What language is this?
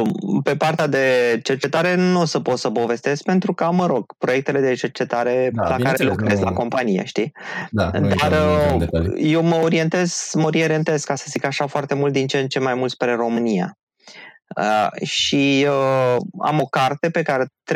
Romanian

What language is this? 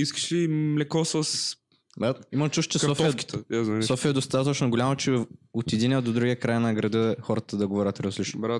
Bulgarian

